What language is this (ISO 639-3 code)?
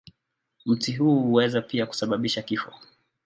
swa